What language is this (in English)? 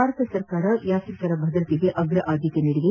Kannada